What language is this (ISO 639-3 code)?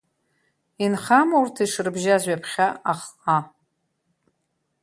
abk